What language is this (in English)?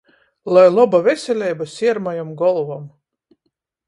Latgalian